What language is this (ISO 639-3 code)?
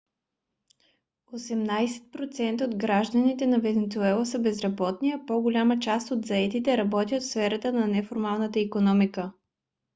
bul